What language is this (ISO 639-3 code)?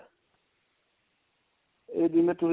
pan